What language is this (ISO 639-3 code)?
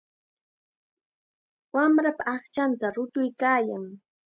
qxa